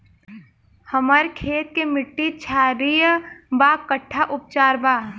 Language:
Bhojpuri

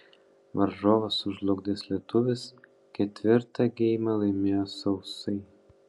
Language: Lithuanian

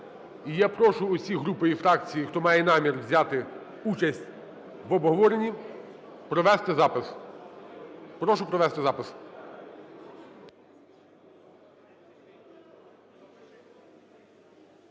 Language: Ukrainian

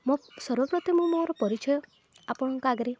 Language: Odia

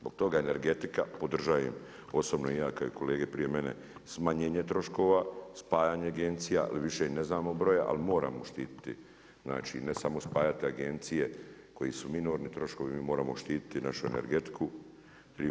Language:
Croatian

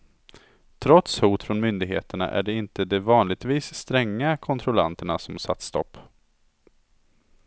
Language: Swedish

